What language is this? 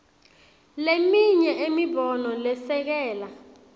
Swati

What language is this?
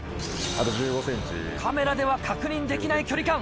Japanese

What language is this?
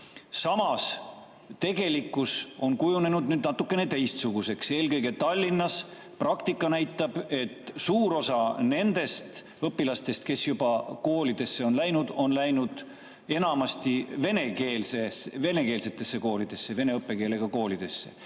Estonian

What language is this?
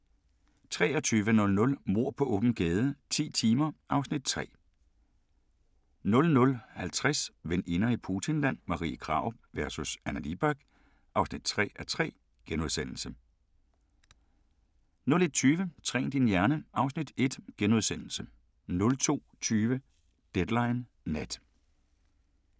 Danish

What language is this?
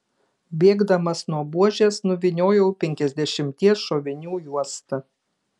Lithuanian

